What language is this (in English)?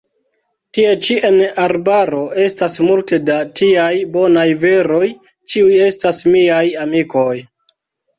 Esperanto